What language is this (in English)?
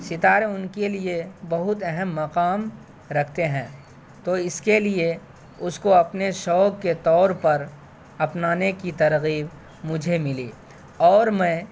Urdu